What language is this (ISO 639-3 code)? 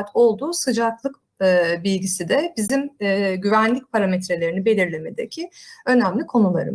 tur